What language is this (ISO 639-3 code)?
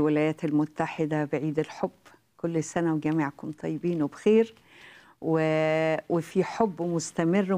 ara